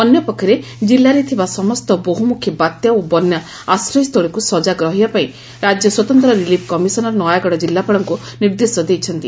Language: Odia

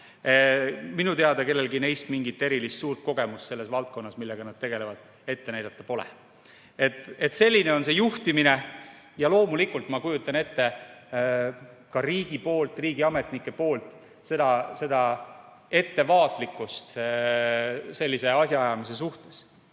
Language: Estonian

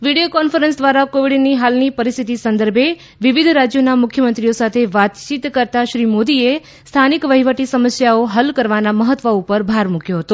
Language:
Gujarati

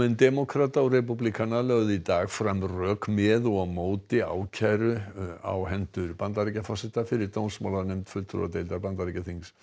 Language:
Icelandic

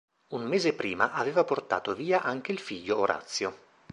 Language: Italian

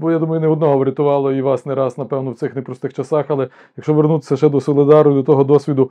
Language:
Ukrainian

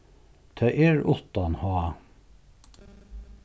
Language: Faroese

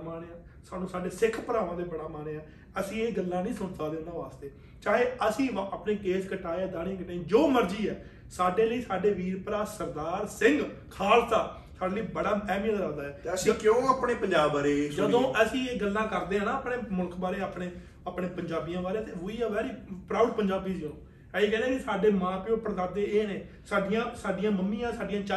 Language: Punjabi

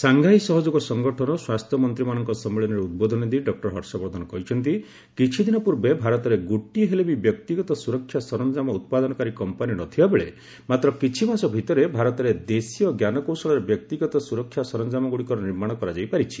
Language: Odia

